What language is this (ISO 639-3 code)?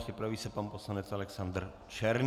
ces